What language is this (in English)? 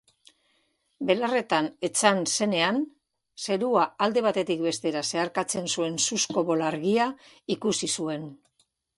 Basque